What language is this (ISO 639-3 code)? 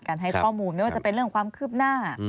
tha